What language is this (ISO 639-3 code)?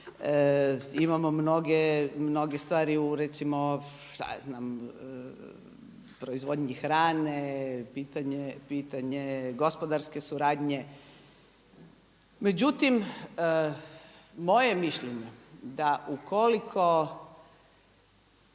hrv